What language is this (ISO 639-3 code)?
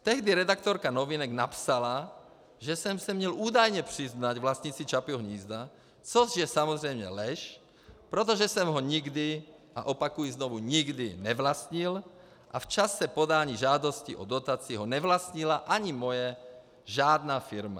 ces